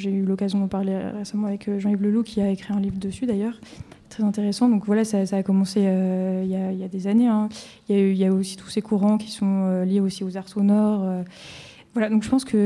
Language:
French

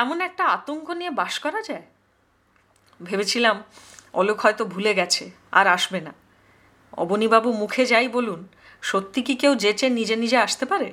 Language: Hindi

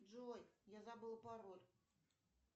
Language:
Russian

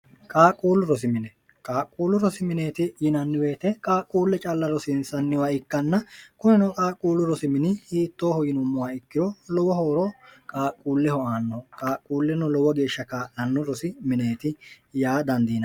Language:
Sidamo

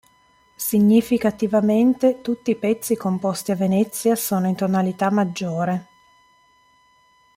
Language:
Italian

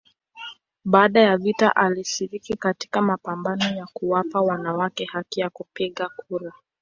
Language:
Swahili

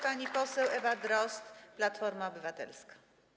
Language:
Polish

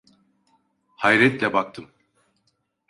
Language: Turkish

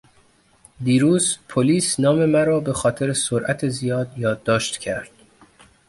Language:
Persian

